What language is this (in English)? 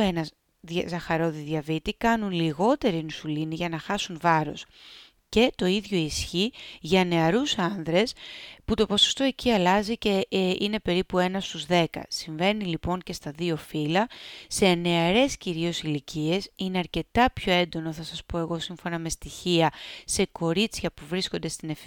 Greek